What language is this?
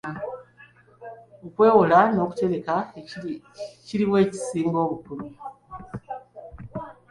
Ganda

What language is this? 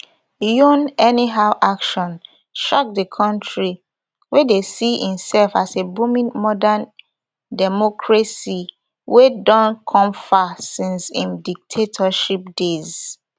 Nigerian Pidgin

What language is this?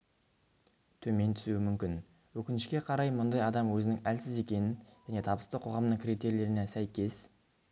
Kazakh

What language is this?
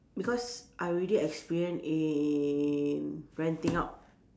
English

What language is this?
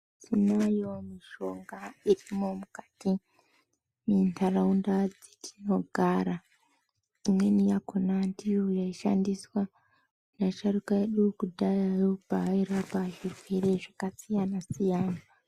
Ndau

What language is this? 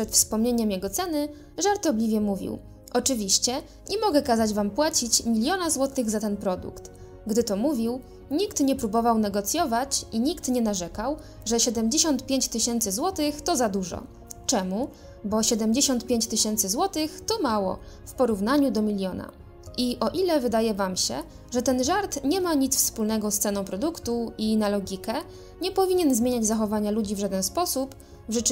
Polish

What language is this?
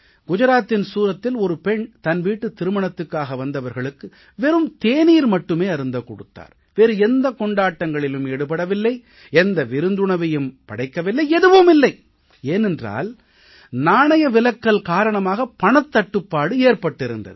Tamil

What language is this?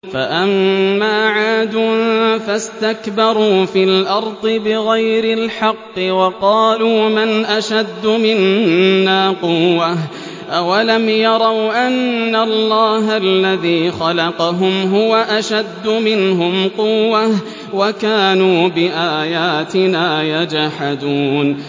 Arabic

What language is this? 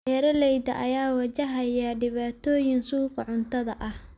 Somali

